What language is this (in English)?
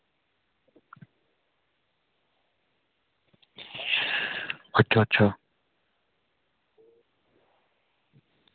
Dogri